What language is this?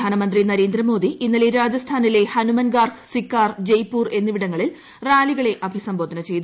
Malayalam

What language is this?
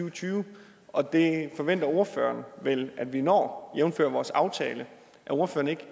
Danish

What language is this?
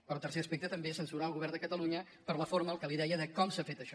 Catalan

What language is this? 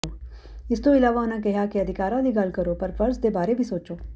Punjabi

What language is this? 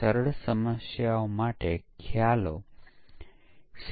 Gujarati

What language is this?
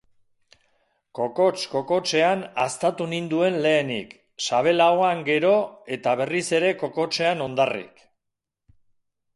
Basque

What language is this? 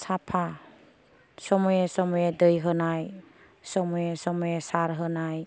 Bodo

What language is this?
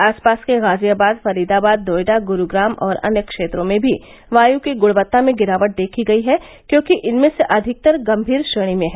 Hindi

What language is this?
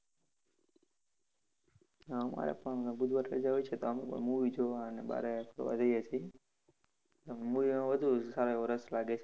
Gujarati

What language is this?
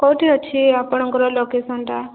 Odia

